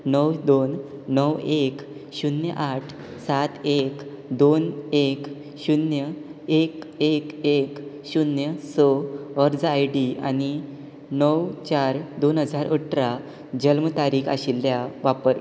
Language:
Konkani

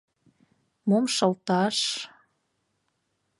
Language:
Mari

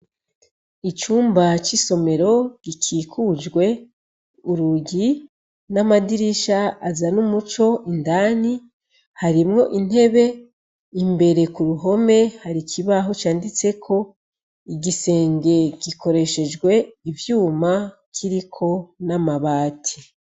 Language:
Rundi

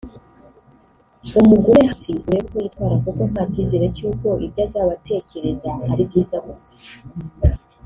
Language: Kinyarwanda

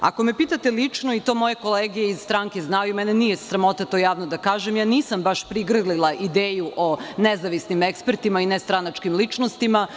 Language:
Serbian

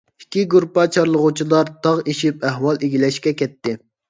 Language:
Uyghur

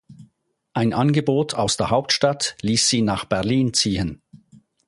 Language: German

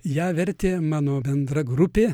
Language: Lithuanian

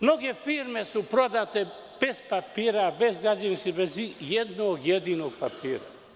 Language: Serbian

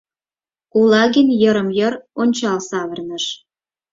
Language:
Mari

